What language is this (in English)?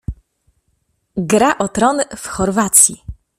Polish